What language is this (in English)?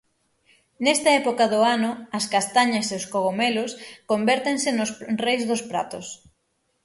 Galician